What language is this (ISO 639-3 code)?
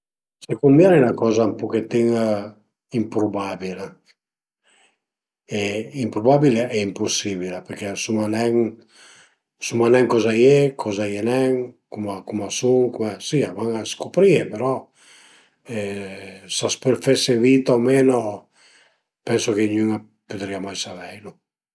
pms